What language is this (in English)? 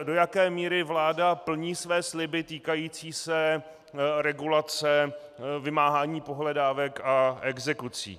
Czech